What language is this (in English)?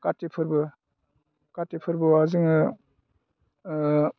Bodo